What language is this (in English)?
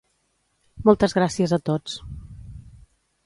Catalan